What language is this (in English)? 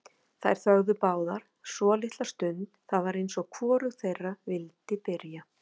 Icelandic